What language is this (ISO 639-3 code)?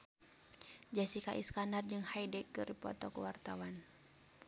sun